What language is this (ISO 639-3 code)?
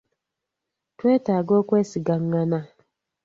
lug